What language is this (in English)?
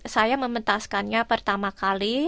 Indonesian